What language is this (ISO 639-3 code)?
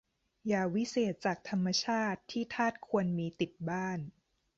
tha